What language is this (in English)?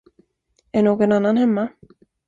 Swedish